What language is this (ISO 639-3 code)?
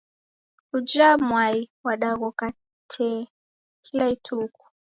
dav